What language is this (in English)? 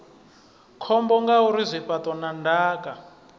Venda